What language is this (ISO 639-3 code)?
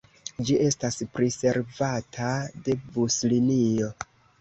epo